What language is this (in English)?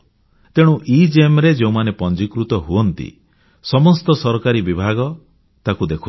Odia